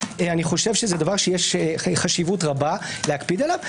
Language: Hebrew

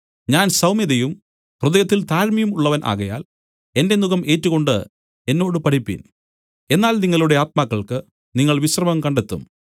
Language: Malayalam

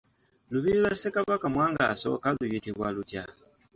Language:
Ganda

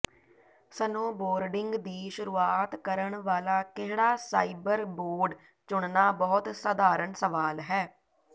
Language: Punjabi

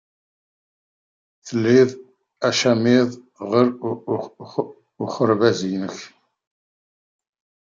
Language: Kabyle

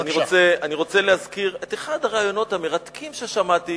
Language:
Hebrew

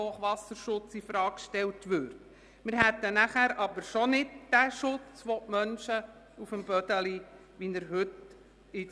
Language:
Swiss German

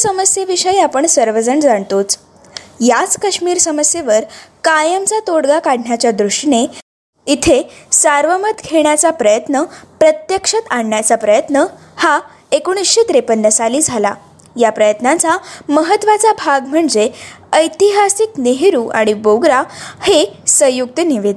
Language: Marathi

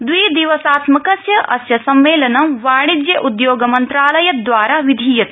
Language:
Sanskrit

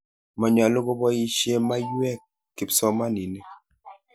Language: Kalenjin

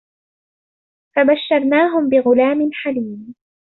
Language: Arabic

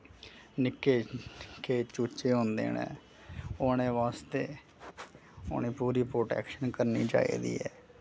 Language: Dogri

